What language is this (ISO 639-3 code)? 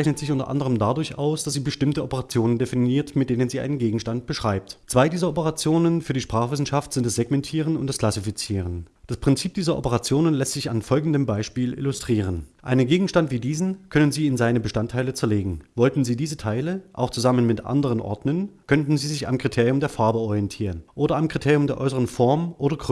deu